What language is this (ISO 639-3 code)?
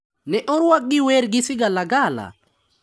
luo